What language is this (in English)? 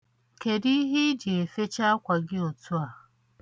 Igbo